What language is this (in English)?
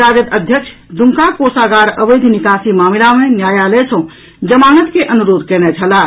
Maithili